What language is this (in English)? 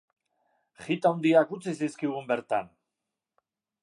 Basque